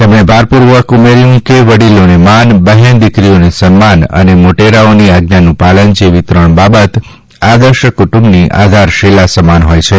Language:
Gujarati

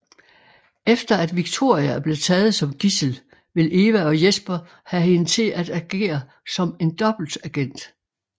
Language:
Danish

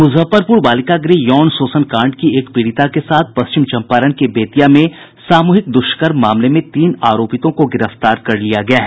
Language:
Hindi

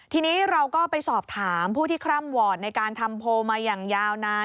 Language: Thai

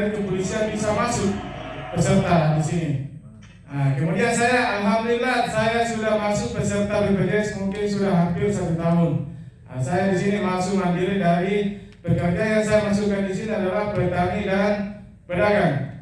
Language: Indonesian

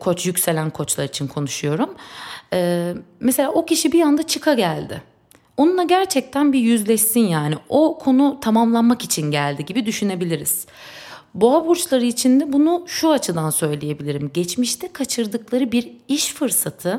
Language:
Turkish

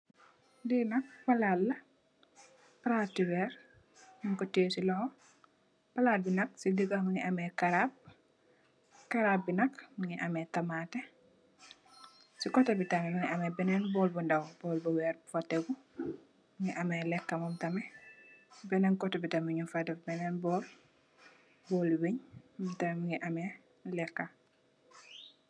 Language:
Wolof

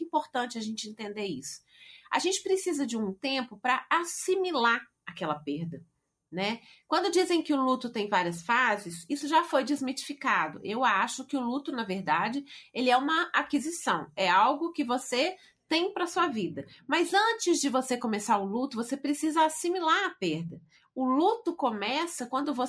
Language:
Portuguese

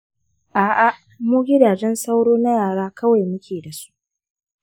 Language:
Hausa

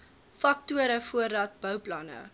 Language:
Afrikaans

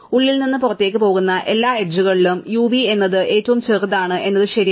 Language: Malayalam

